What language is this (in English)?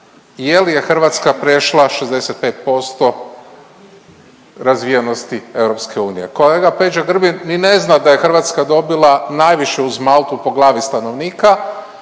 Croatian